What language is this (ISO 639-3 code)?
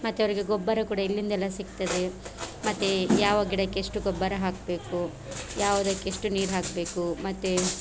kan